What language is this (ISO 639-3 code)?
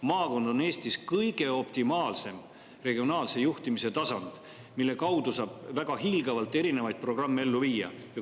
est